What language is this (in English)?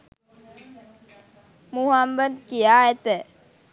Sinhala